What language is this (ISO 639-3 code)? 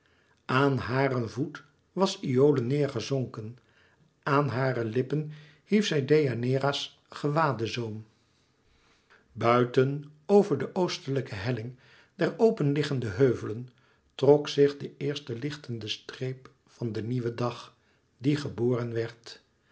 nld